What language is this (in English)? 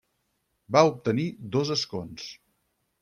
Catalan